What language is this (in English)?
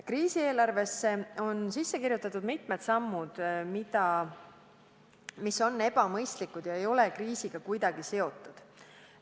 Estonian